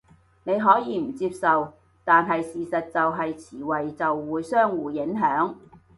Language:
Cantonese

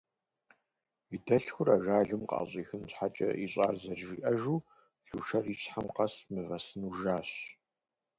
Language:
Kabardian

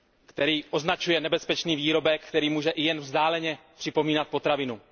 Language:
Czech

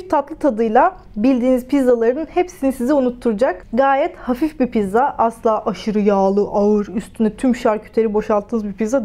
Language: Turkish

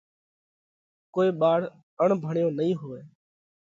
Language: Parkari Koli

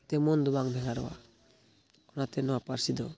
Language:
Santali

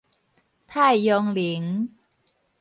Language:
Min Nan Chinese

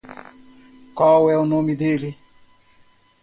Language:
Portuguese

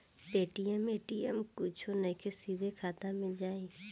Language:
Bhojpuri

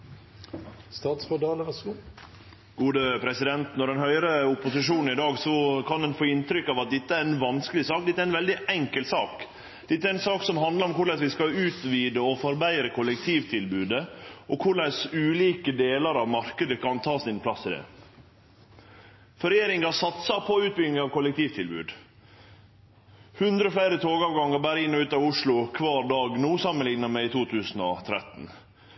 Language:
Norwegian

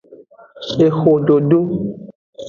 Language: Aja (Benin)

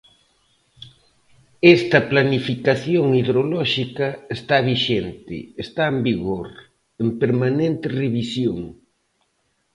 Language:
Galician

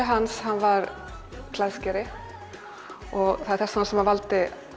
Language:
Icelandic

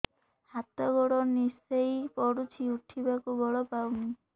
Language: Odia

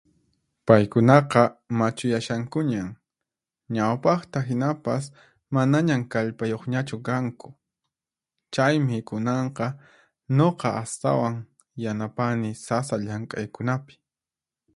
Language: Puno Quechua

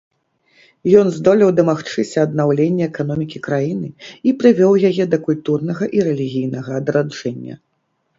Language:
Belarusian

